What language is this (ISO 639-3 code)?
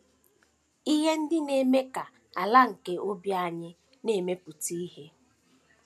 ibo